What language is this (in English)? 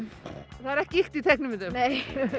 Icelandic